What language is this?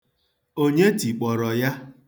Igbo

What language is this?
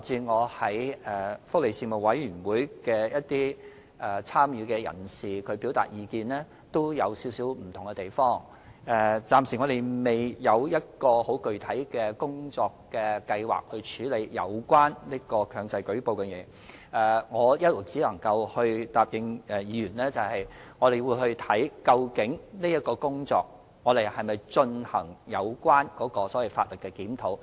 Cantonese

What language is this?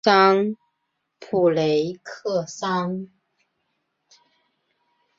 Chinese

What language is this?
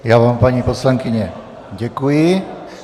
Czech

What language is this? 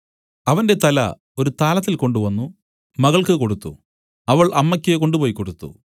Malayalam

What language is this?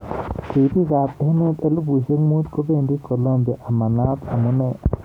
Kalenjin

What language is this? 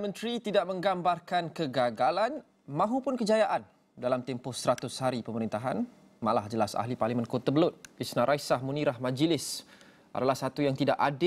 Malay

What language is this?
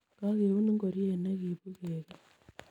Kalenjin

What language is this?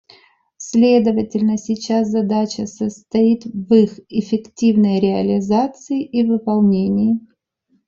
Russian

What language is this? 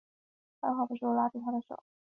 Chinese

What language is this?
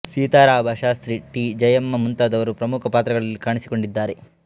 Kannada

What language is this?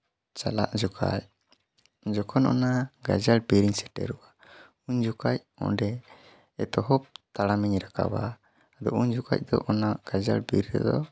Santali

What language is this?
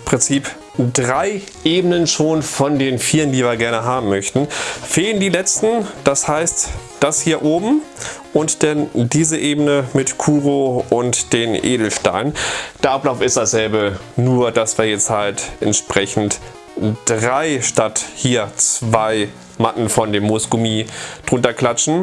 German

